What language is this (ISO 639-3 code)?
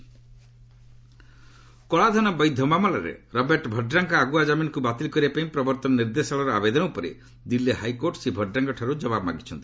ori